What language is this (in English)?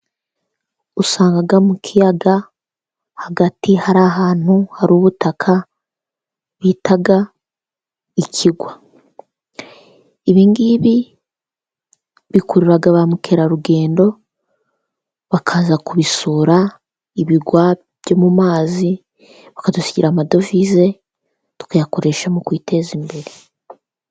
Kinyarwanda